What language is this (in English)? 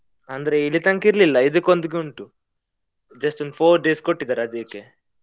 Kannada